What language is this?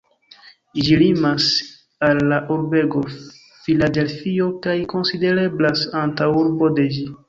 Esperanto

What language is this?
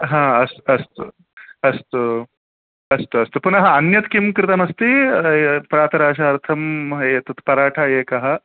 Sanskrit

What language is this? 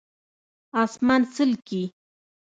Pashto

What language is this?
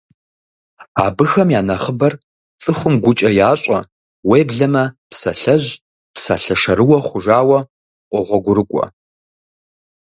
Kabardian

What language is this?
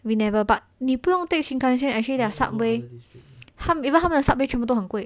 English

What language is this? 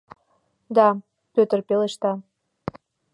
Mari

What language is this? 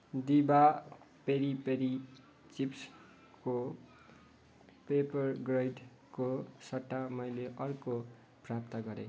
Nepali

